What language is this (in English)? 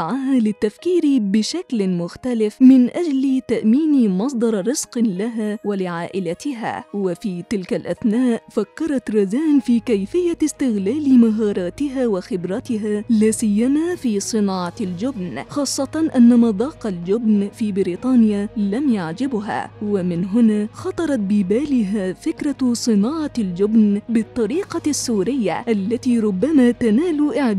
Arabic